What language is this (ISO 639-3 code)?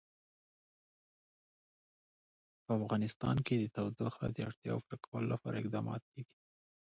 pus